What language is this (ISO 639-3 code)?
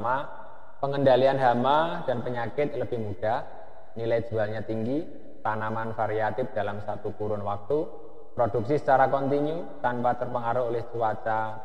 ind